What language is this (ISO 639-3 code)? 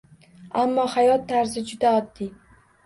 uzb